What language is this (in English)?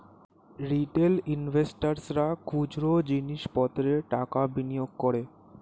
Bangla